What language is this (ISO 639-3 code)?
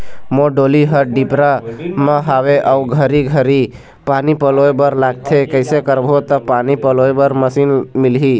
hne